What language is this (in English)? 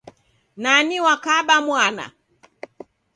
Taita